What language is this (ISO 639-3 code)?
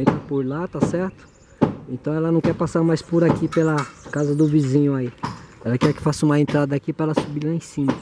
por